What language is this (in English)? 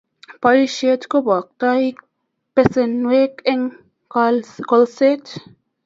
Kalenjin